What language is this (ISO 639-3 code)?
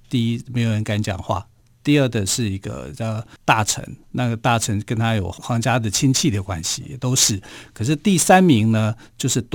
zho